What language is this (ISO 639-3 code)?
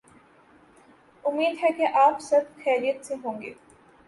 urd